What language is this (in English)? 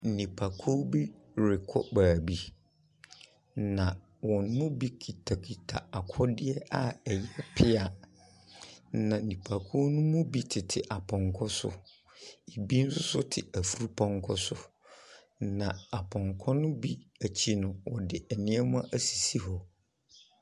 Akan